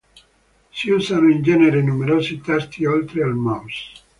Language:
Italian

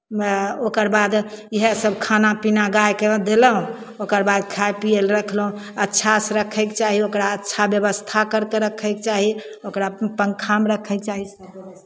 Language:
Maithili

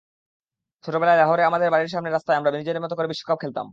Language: Bangla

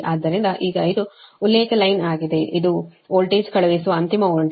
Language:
Kannada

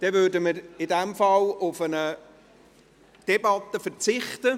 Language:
Swiss German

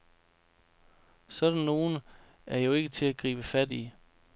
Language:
Danish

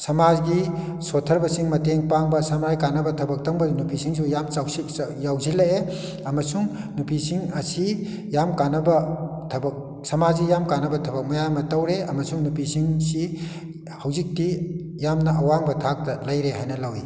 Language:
Manipuri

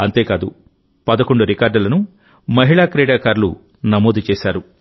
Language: Telugu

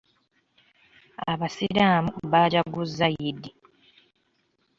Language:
Ganda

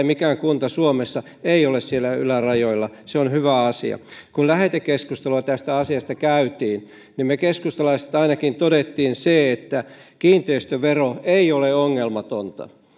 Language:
Finnish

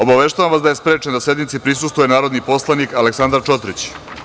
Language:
Serbian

